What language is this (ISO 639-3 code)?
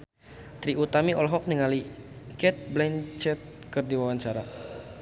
sun